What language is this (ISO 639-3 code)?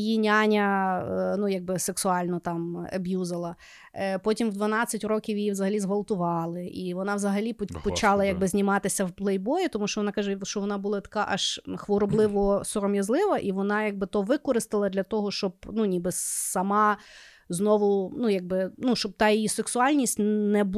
ukr